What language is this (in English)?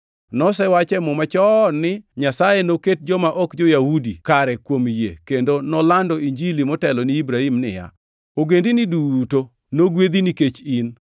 Luo (Kenya and Tanzania)